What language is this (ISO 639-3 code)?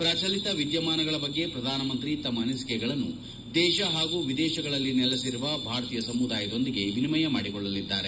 kan